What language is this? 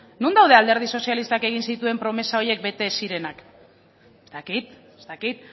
Basque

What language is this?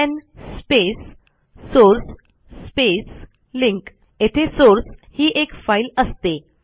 Marathi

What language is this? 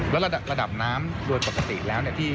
Thai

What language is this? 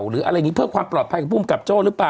Thai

